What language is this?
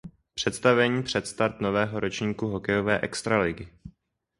Czech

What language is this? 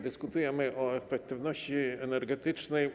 Polish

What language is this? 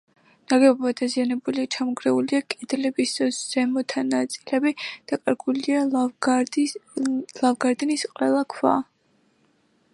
Georgian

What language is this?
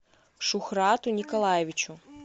Russian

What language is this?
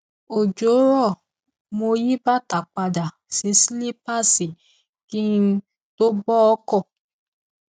Yoruba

